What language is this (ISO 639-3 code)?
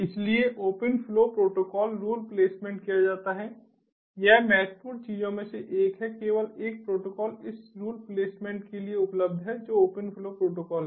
hin